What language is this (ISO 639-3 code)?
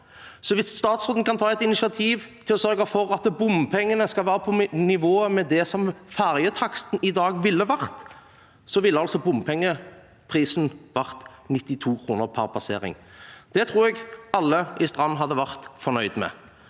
nor